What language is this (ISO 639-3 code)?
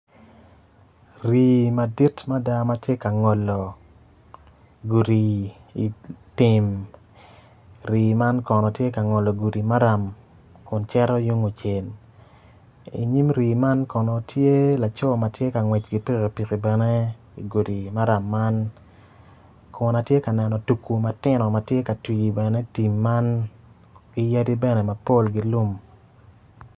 ach